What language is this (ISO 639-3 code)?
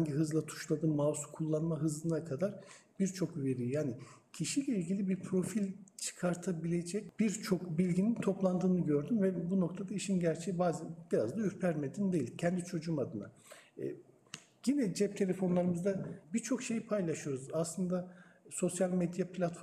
tur